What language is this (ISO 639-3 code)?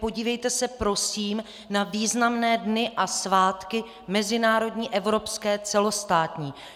ces